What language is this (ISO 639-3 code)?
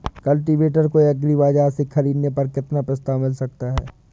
hin